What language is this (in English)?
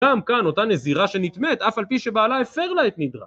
Hebrew